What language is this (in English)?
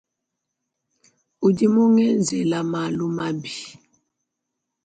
Luba-Lulua